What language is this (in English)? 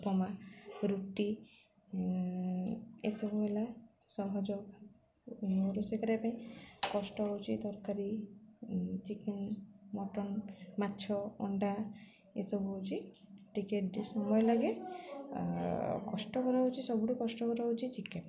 Odia